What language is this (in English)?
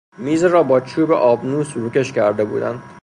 Persian